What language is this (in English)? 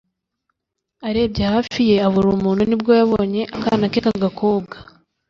Kinyarwanda